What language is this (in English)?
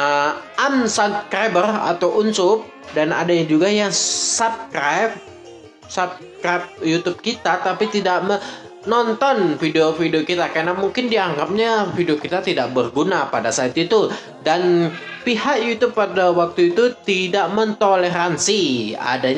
Indonesian